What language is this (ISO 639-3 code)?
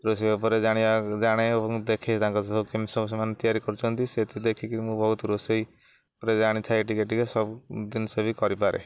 ori